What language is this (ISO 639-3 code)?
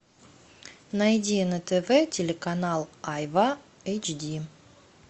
rus